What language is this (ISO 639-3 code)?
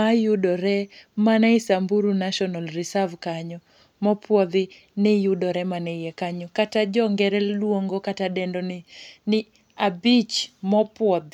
luo